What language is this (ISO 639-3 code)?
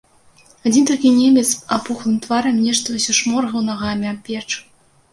bel